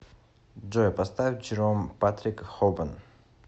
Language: Russian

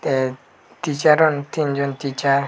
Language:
Chakma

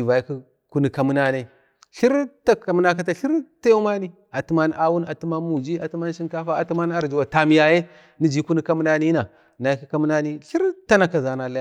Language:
Bade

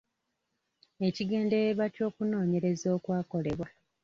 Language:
Ganda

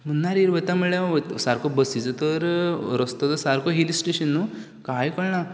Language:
Konkani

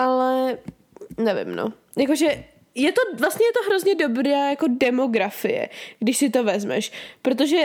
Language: Czech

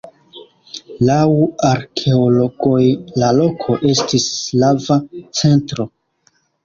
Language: Esperanto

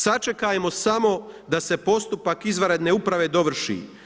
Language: Croatian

